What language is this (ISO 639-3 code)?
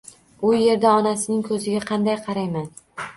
uzb